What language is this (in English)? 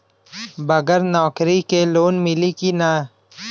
Bhojpuri